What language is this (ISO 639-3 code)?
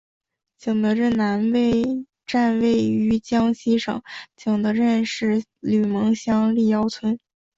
zho